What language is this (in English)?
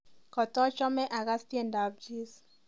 Kalenjin